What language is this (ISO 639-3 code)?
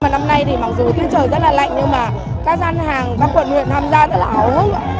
vie